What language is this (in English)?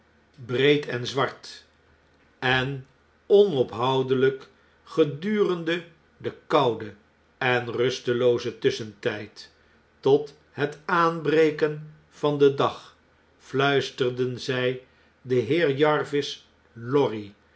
Dutch